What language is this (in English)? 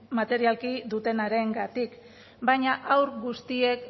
Basque